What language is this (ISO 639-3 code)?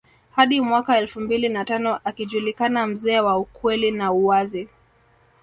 swa